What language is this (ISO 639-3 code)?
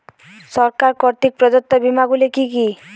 ben